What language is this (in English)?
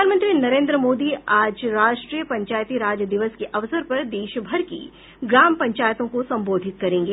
Hindi